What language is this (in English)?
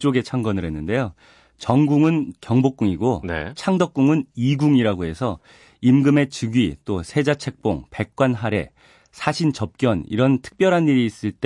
Korean